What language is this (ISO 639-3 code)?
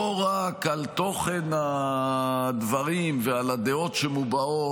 heb